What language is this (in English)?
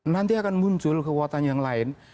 Indonesian